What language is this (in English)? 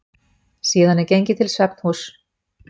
Icelandic